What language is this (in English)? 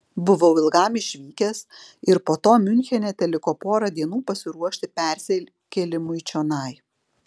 Lithuanian